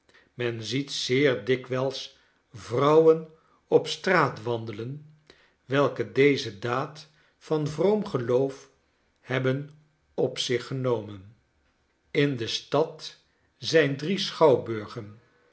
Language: Dutch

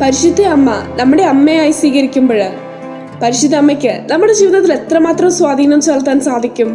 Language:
Malayalam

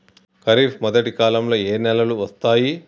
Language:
Telugu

